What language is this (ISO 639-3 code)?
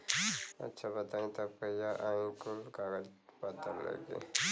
bho